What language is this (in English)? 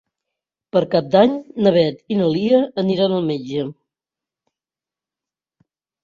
Catalan